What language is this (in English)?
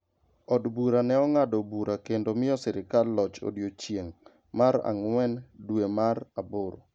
Luo (Kenya and Tanzania)